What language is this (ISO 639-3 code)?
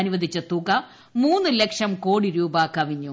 mal